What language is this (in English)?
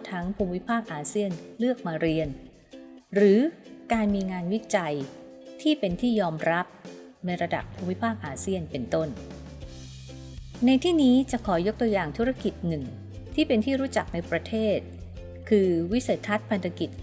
Thai